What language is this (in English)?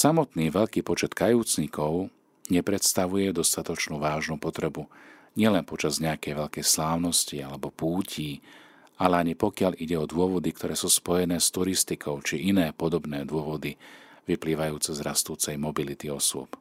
Slovak